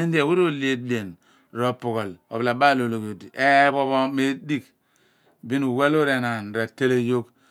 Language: Abua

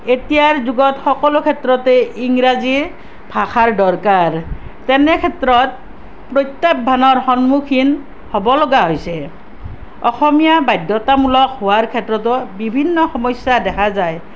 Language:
Assamese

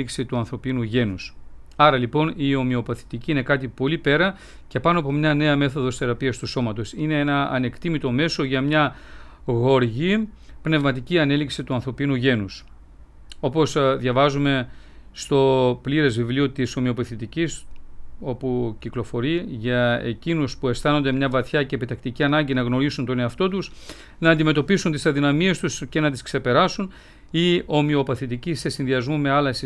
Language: Greek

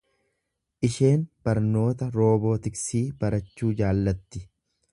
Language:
Oromo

